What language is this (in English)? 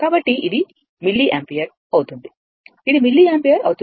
Telugu